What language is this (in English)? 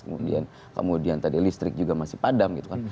Indonesian